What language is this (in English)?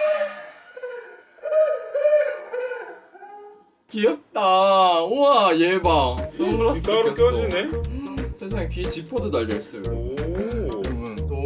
Korean